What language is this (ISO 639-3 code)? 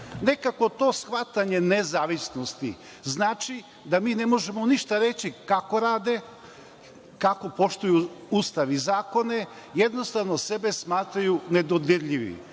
srp